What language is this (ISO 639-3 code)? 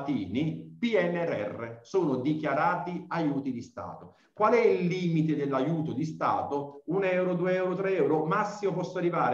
ita